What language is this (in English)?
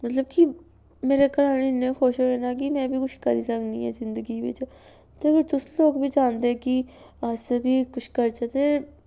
Dogri